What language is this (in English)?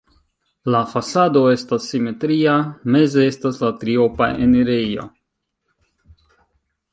Esperanto